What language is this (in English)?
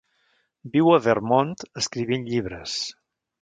Catalan